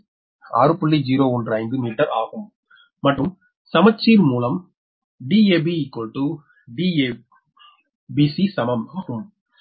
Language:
Tamil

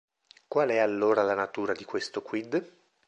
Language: Italian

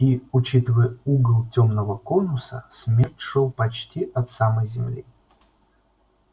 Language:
Russian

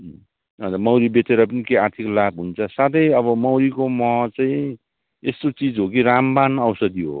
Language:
Nepali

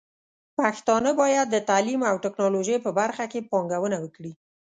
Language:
Pashto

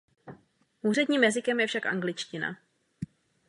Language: Czech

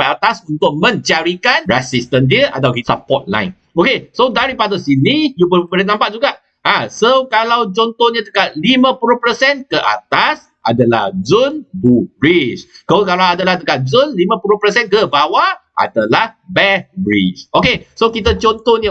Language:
Malay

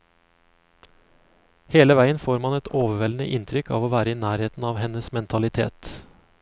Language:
Norwegian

